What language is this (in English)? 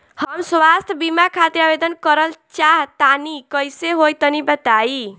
Bhojpuri